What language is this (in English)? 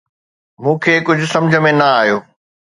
Sindhi